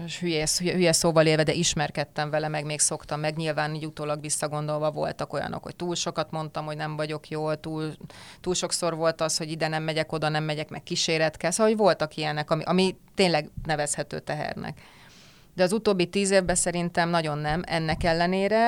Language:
Hungarian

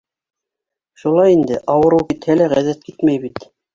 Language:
Bashkir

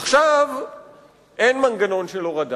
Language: Hebrew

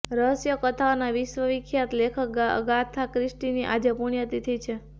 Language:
Gujarati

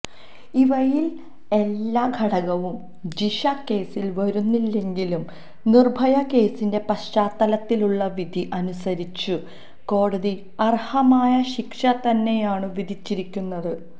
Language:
Malayalam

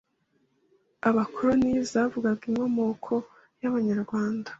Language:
Kinyarwanda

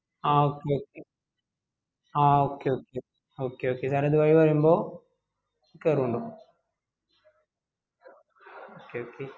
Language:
Malayalam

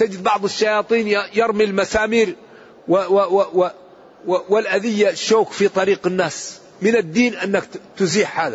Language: Arabic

